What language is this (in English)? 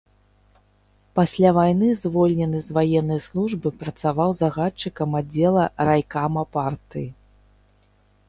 Belarusian